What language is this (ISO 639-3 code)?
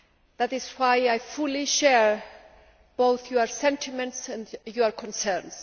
eng